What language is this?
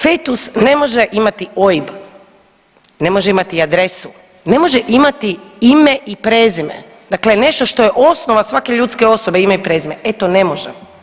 Croatian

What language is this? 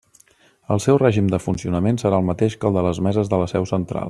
Catalan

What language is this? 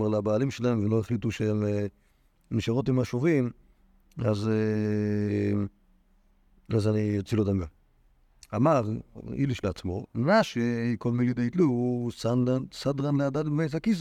Hebrew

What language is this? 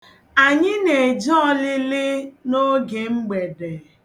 Igbo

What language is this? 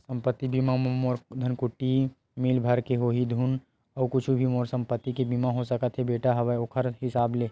Chhattisgarhi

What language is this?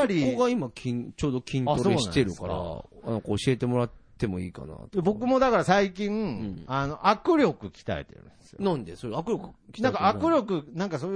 Japanese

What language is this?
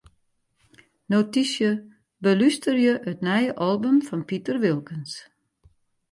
Western Frisian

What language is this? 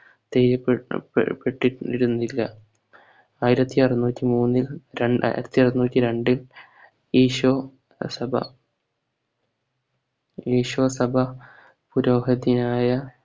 Malayalam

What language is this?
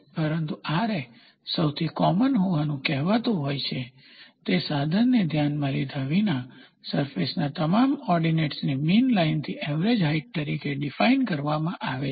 Gujarati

